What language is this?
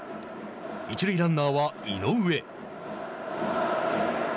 Japanese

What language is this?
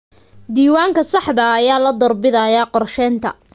Somali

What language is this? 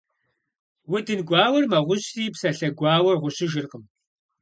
Kabardian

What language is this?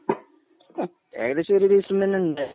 Malayalam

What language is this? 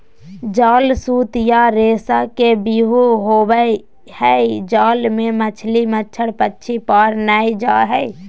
Magahi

